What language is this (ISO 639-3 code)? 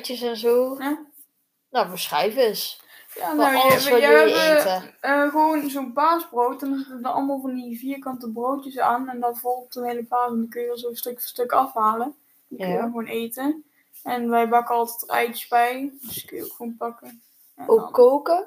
nld